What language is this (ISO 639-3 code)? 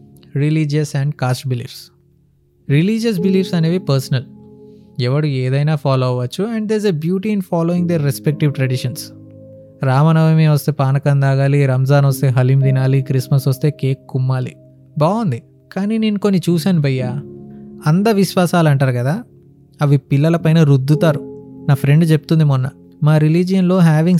tel